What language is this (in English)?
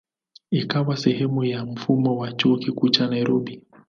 Swahili